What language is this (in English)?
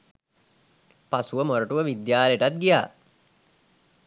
Sinhala